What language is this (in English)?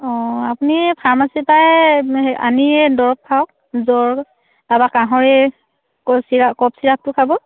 Assamese